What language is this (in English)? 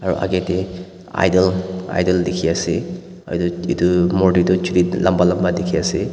Naga Pidgin